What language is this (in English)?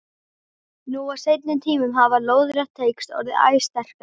Icelandic